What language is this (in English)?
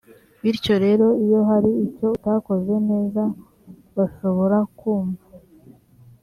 Kinyarwanda